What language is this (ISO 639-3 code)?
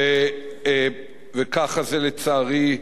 heb